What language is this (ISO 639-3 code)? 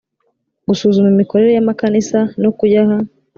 kin